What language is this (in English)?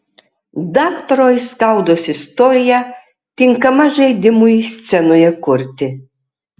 Lithuanian